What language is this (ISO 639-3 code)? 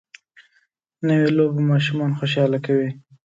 pus